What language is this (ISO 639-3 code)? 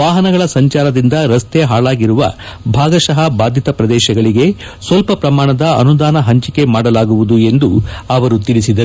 kan